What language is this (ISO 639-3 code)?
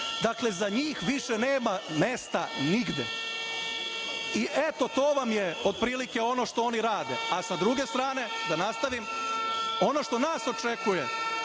srp